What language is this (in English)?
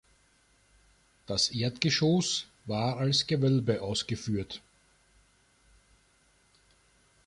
German